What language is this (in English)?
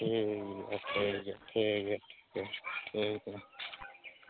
Santali